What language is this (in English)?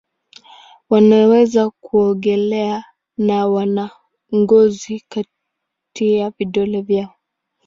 Swahili